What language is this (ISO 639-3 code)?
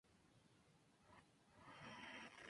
spa